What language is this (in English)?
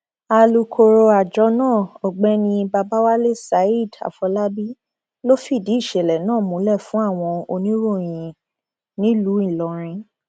Yoruba